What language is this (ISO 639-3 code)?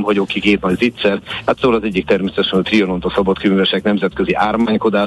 hun